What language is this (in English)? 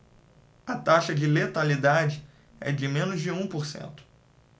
Portuguese